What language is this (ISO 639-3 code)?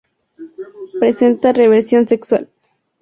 spa